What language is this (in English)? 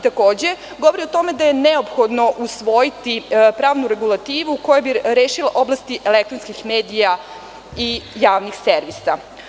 Serbian